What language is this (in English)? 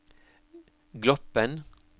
Norwegian